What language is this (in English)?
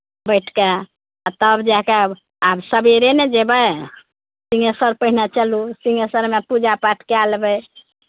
Maithili